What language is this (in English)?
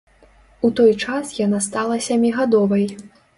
Belarusian